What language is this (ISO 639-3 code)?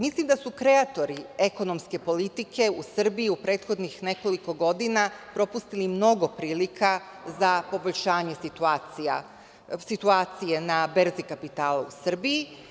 srp